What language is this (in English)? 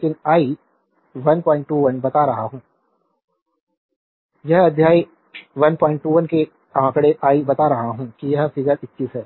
Hindi